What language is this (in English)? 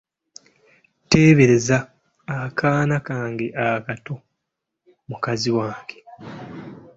Ganda